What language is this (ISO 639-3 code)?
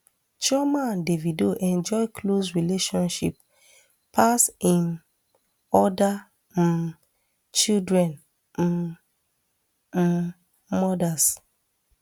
pcm